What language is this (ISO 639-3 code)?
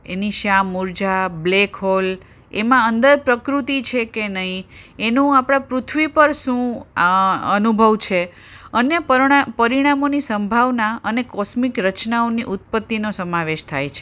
guj